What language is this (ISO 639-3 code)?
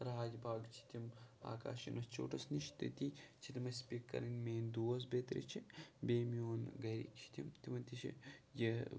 kas